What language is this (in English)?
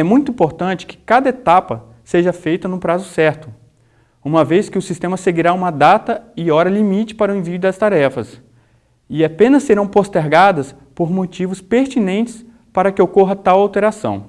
Portuguese